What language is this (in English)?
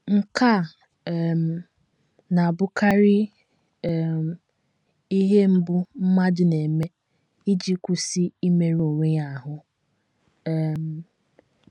Igbo